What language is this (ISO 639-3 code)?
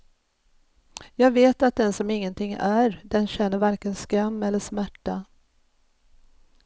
swe